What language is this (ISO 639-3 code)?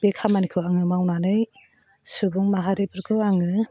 brx